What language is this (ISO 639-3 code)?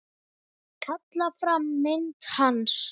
isl